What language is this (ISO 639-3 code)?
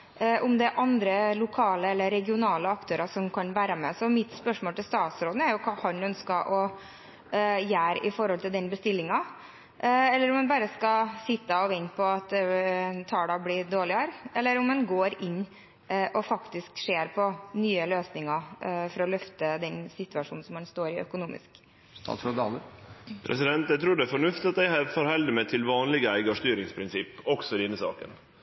nor